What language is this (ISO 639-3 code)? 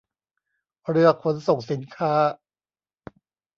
tha